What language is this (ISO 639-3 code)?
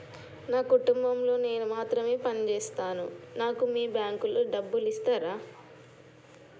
tel